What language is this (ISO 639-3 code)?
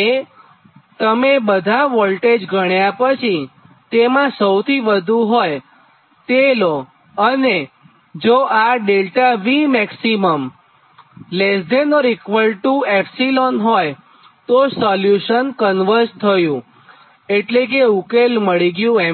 guj